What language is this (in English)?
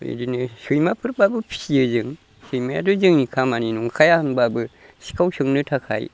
Bodo